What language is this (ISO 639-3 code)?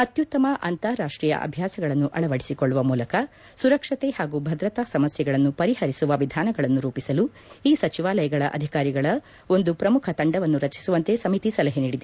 kan